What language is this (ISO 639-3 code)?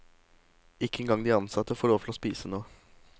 nor